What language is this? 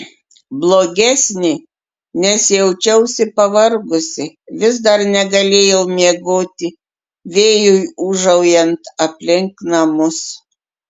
Lithuanian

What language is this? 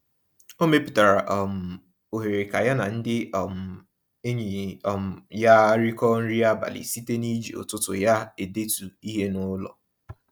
Igbo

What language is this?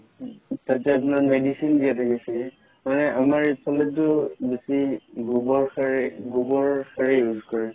Assamese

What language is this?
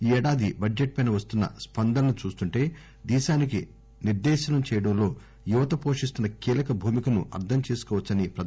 Telugu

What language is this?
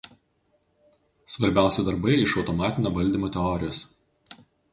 Lithuanian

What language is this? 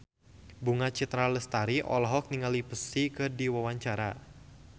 Sundanese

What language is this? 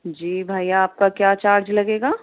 Urdu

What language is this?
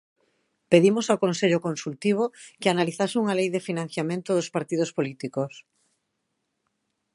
Galician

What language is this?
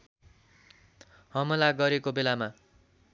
Nepali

